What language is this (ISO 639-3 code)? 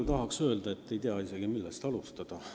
est